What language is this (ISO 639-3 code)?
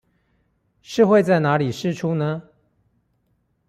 zho